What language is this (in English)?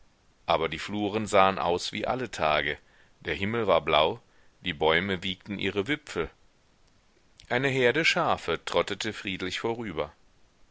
German